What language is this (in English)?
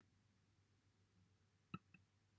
Welsh